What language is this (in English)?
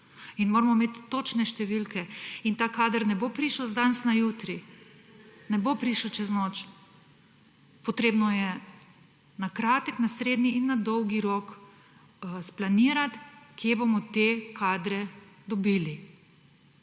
Slovenian